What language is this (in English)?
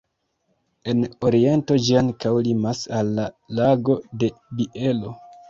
Esperanto